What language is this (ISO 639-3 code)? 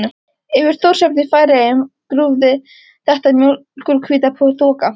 isl